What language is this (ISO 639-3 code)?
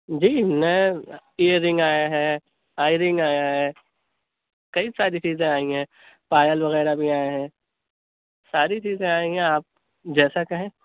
urd